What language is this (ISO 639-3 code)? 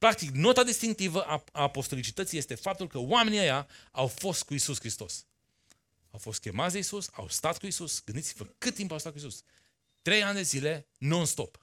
ron